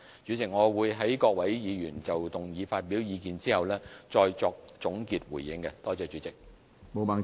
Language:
Cantonese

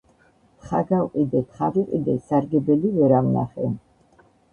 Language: Georgian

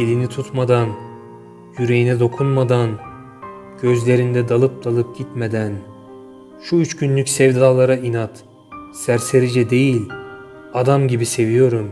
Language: Turkish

